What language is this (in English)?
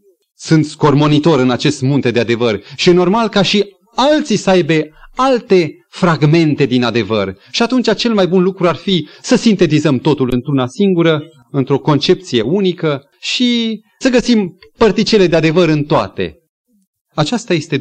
Romanian